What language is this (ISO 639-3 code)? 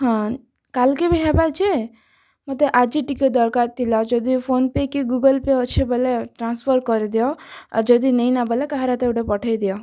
ori